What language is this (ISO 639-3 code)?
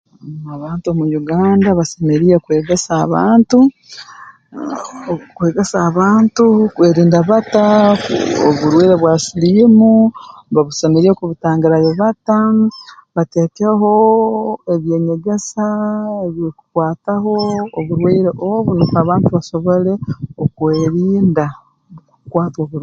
ttj